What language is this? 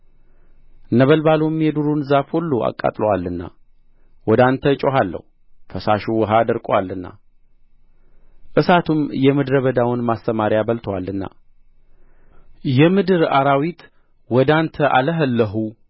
Amharic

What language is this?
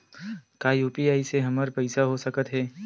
Chhattisgarhi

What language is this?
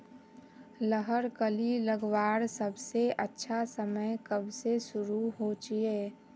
Magahi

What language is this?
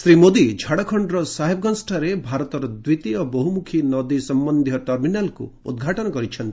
Odia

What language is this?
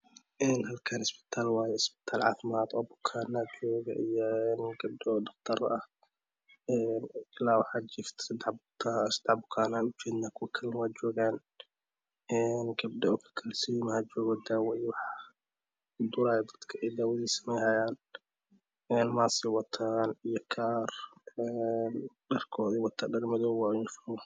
Somali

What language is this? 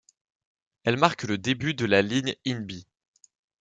French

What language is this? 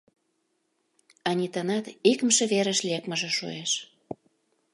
Mari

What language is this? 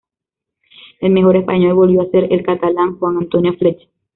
Spanish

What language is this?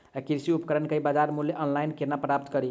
Maithili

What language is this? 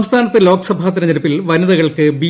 Malayalam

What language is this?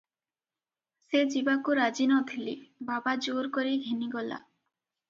Odia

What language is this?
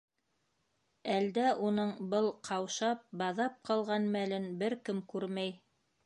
Bashkir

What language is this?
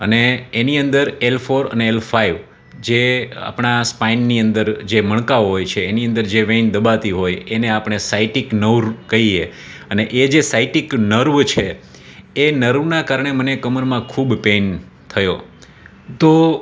Gujarati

